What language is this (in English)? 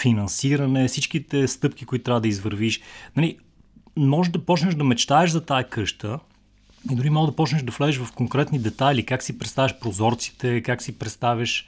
Bulgarian